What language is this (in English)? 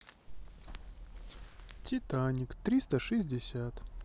Russian